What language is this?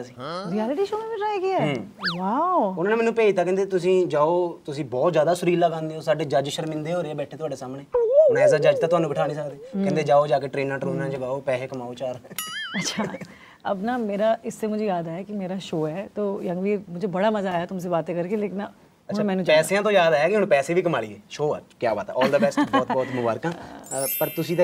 Punjabi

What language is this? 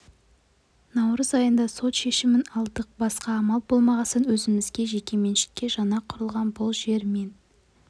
Kazakh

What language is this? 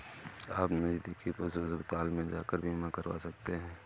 Hindi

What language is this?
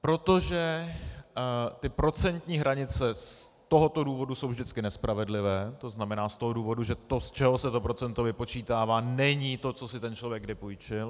Czech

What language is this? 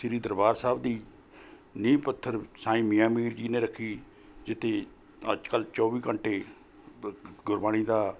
Punjabi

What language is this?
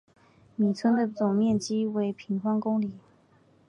Chinese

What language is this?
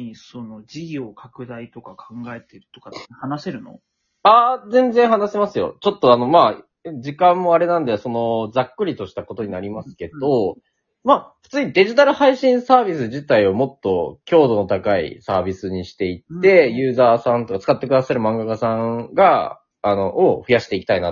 Japanese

